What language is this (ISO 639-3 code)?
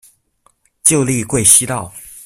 zho